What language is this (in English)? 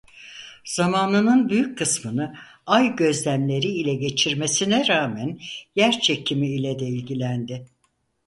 Turkish